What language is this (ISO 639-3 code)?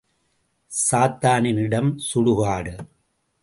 tam